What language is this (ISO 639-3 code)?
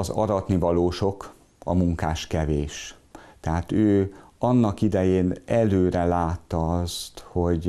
hun